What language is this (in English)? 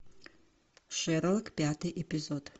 Russian